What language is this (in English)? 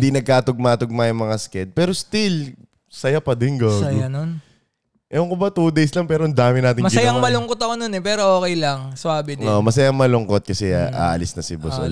Filipino